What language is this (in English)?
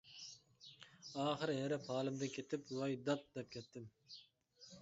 Uyghur